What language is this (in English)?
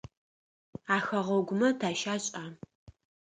Adyghe